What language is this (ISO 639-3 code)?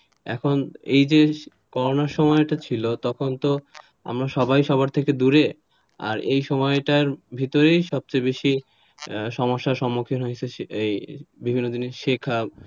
ben